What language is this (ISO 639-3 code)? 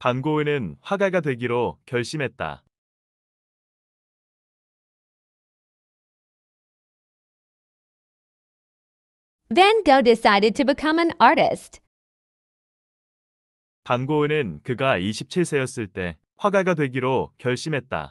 kor